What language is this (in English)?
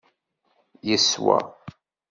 Kabyle